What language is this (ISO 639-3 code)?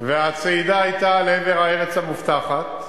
heb